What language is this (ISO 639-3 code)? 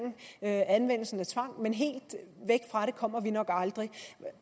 dan